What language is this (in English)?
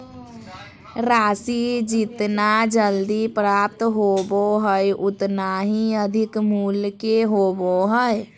Magahi